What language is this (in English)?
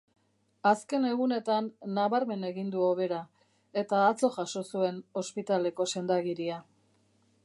Basque